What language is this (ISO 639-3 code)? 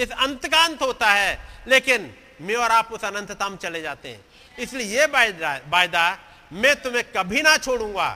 hin